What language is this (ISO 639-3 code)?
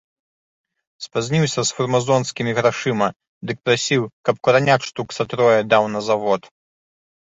bel